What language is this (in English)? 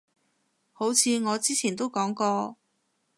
Cantonese